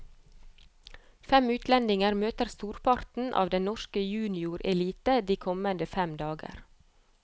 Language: Norwegian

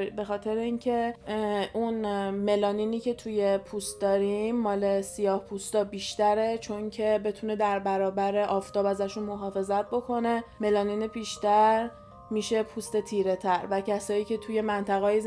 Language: Persian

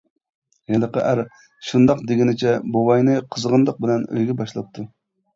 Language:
Uyghur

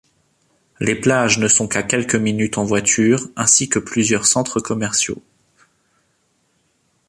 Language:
French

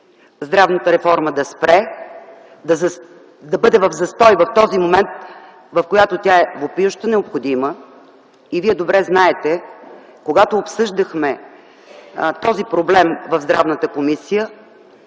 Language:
Bulgarian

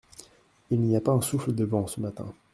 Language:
French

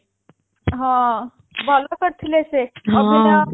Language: Odia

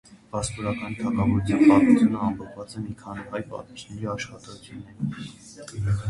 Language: Armenian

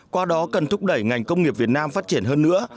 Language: Vietnamese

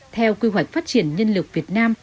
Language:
Vietnamese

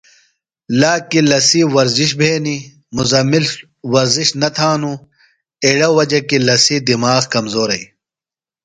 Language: Phalura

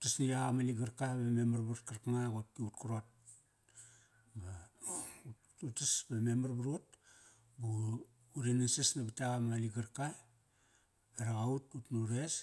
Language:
Kairak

